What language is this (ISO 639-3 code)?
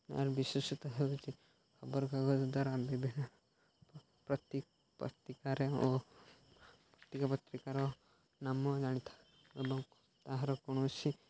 ori